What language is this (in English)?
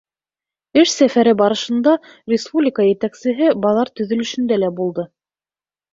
Bashkir